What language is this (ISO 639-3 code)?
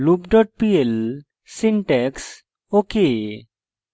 ben